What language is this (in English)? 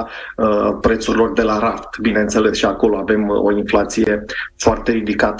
Romanian